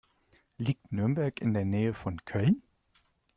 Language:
German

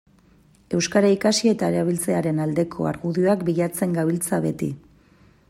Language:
Basque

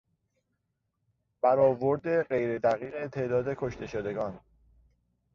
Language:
Persian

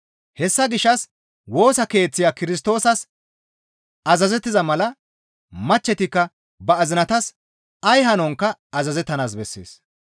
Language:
Gamo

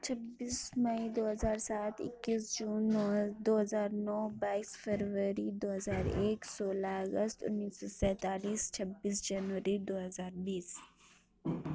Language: Urdu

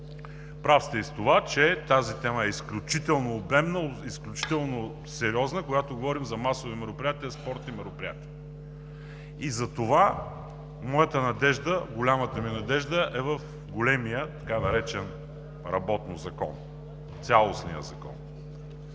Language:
Bulgarian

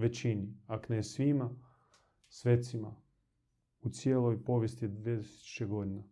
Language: Croatian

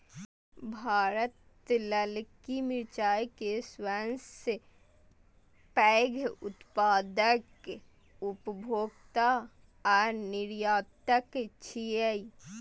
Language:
Maithili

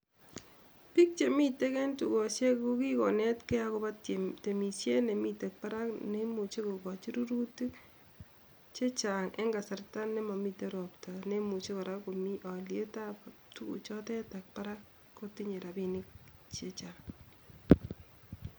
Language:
Kalenjin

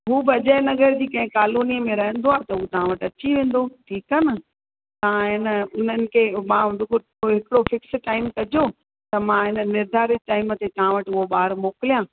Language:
Sindhi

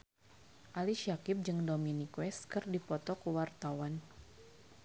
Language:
Sundanese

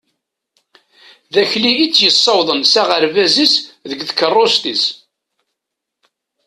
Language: Kabyle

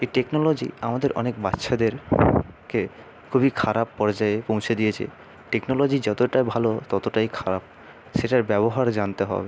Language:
Bangla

